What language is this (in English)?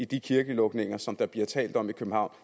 Danish